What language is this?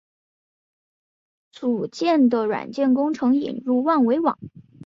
Chinese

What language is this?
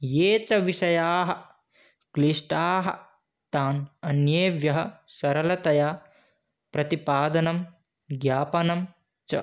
Sanskrit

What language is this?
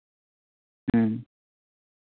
Santali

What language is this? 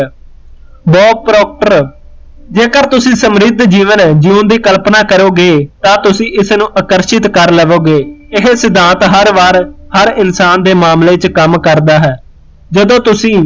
Punjabi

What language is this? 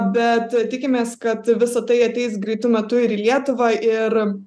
Lithuanian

